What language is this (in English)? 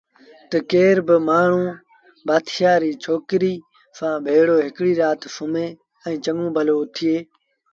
Sindhi Bhil